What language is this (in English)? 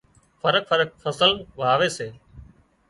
Wadiyara Koli